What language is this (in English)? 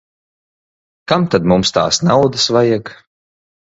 Latvian